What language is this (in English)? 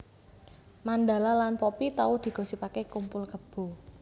Javanese